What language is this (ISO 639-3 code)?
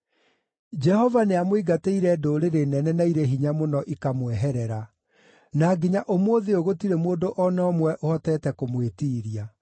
kik